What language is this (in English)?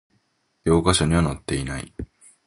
Japanese